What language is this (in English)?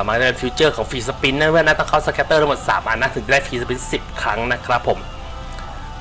Thai